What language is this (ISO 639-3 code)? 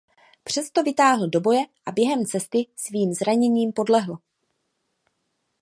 ces